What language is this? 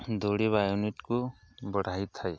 Odia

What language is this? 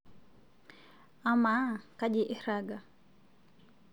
Masai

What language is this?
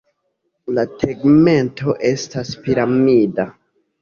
Esperanto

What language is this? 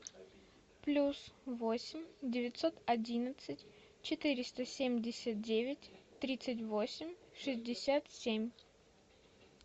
Russian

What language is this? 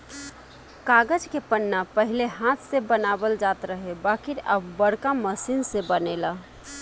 Bhojpuri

